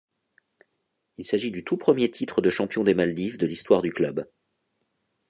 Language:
French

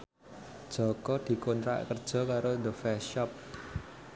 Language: Javanese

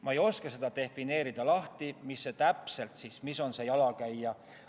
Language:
Estonian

